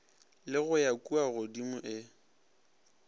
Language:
Northern Sotho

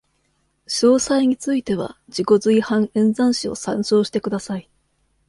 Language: Japanese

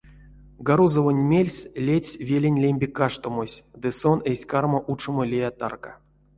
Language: Erzya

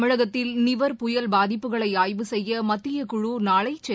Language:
Tamil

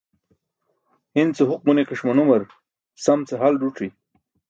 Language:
Burushaski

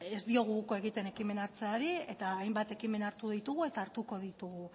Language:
Basque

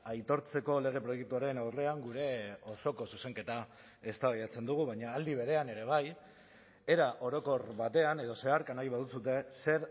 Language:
Basque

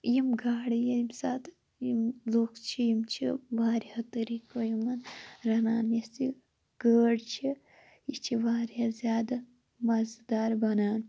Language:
Kashmiri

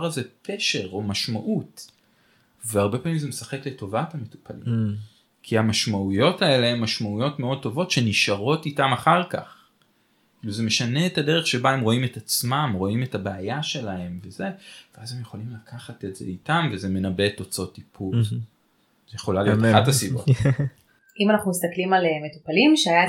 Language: Hebrew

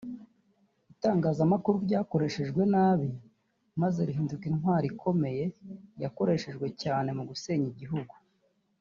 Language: Kinyarwanda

